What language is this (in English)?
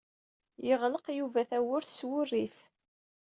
Kabyle